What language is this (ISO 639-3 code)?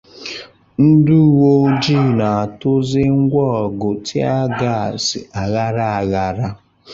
ibo